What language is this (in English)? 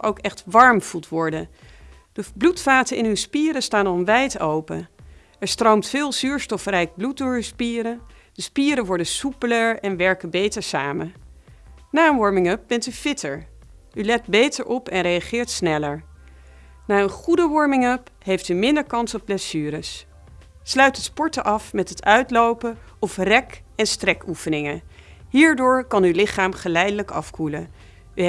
Dutch